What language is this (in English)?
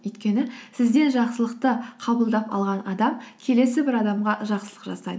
Kazakh